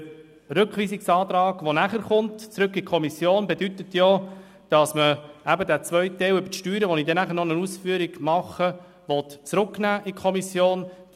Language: Swiss German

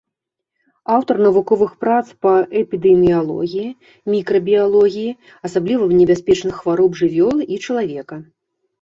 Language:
Belarusian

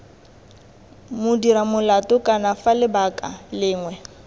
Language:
Tswana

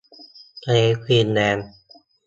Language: Thai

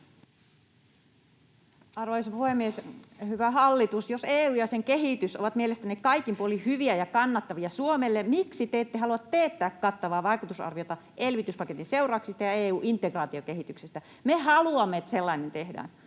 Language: Finnish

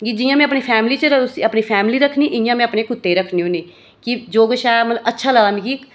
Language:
Dogri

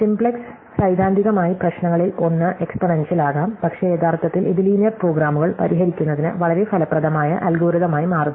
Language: Malayalam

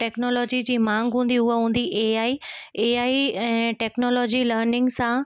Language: Sindhi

